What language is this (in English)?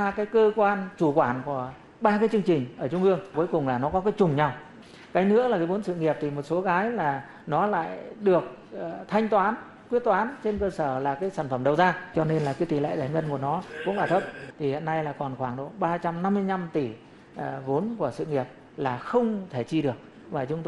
Vietnamese